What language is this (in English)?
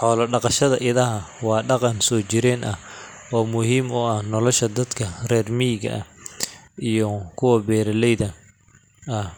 Somali